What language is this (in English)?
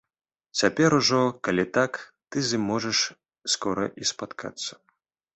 Belarusian